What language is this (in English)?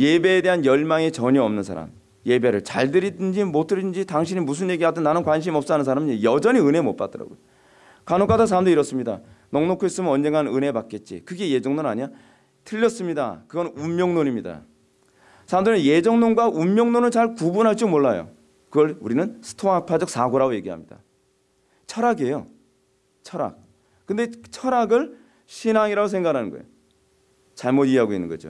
Korean